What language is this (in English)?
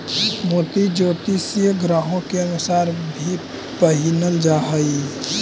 Magahi